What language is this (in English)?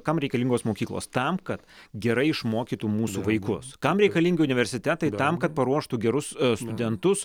Lithuanian